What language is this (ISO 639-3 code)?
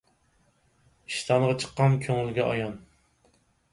uig